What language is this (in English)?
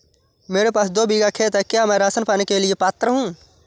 Hindi